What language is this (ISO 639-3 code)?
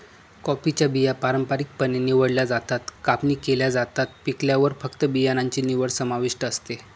mar